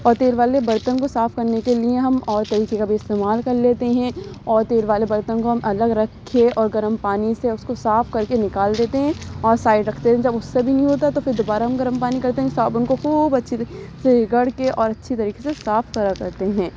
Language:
Urdu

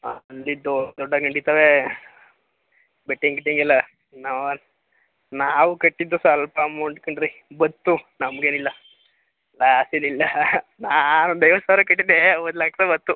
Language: Kannada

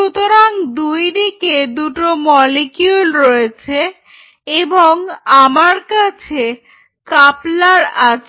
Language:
Bangla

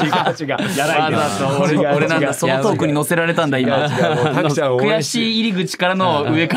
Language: Japanese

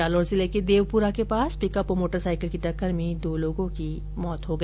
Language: Hindi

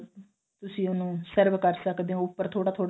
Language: Punjabi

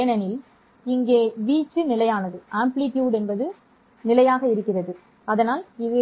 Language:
Tamil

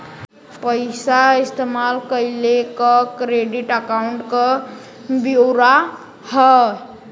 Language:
Bhojpuri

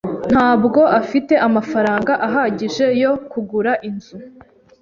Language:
Kinyarwanda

